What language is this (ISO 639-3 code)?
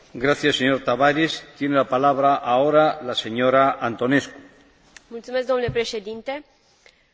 ron